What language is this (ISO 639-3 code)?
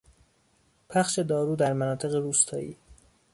fas